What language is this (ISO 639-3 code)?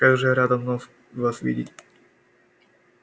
rus